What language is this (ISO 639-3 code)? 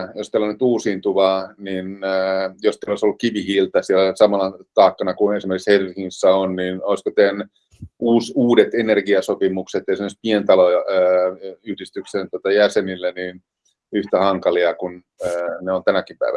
fin